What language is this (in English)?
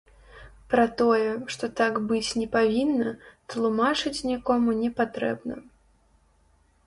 Belarusian